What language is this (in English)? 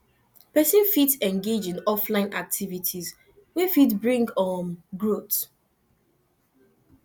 Nigerian Pidgin